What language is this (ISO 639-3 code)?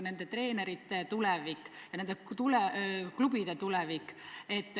est